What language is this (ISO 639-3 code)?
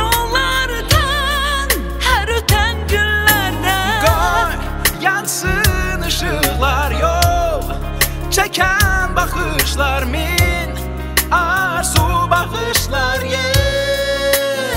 tur